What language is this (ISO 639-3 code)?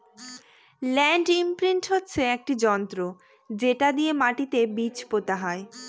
ben